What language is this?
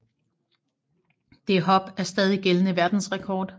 Danish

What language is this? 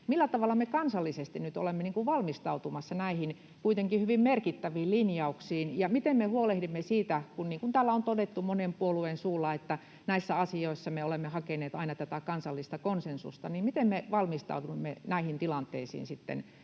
Finnish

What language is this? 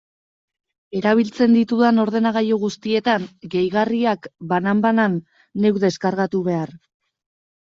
Basque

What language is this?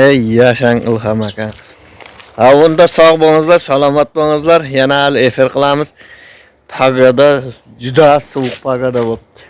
Uzbek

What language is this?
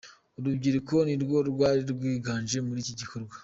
Kinyarwanda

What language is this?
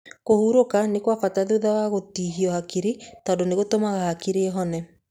Kikuyu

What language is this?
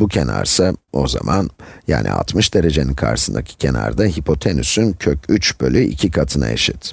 Turkish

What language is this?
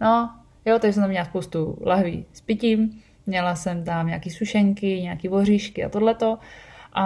Czech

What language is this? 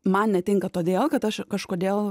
Lithuanian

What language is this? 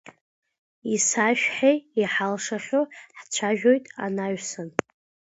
Abkhazian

